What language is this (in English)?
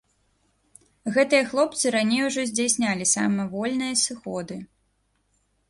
Belarusian